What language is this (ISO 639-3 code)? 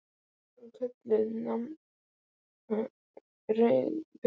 isl